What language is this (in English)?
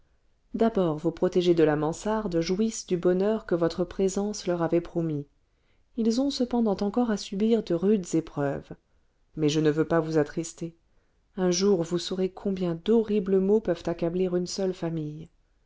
French